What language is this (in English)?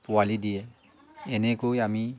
Assamese